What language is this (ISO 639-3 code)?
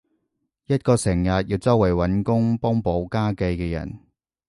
yue